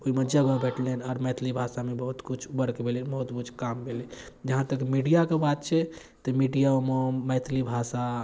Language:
Maithili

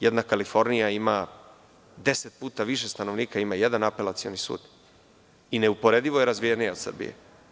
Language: Serbian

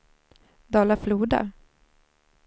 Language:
Swedish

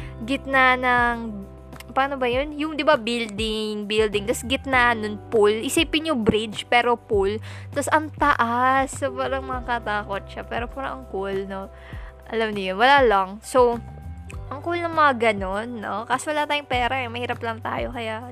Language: Filipino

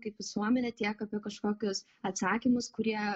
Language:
Lithuanian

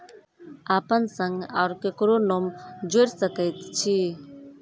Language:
Maithili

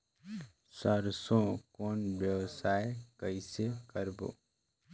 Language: Chhattisgarhi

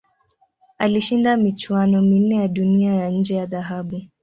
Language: Swahili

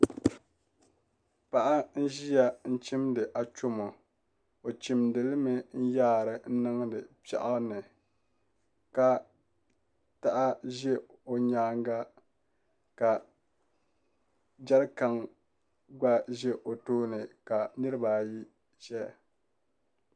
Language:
Dagbani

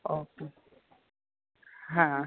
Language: Gujarati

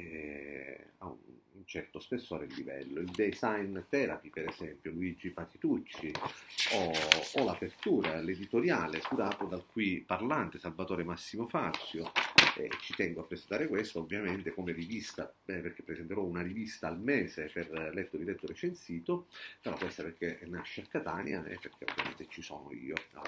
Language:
Italian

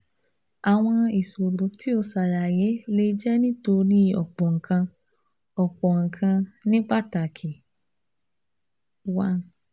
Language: Yoruba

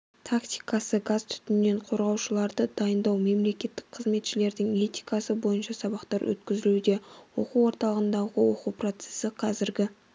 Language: Kazakh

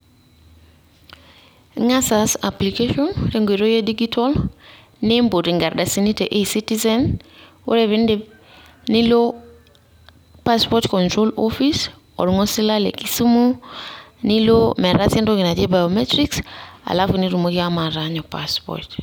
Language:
Masai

